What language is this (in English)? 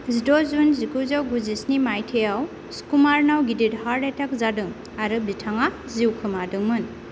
Bodo